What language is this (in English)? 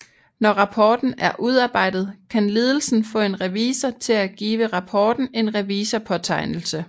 Danish